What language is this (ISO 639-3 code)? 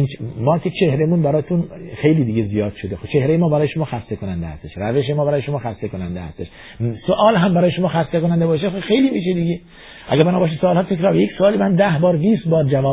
fas